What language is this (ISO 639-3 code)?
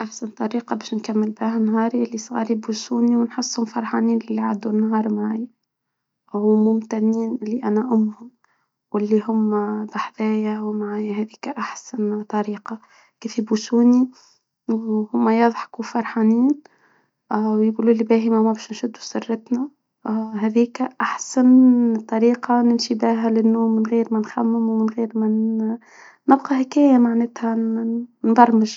aeb